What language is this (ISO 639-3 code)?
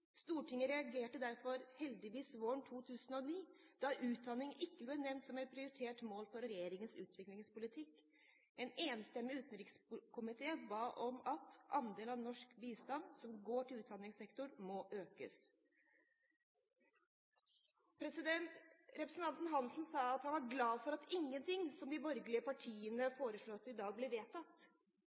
nob